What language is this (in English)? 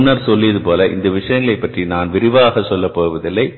Tamil